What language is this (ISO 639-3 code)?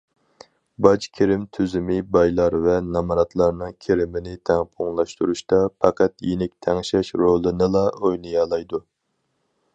uig